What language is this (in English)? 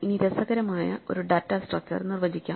Malayalam